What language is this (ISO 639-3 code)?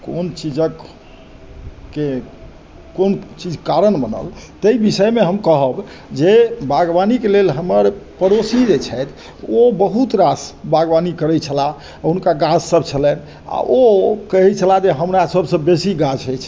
mai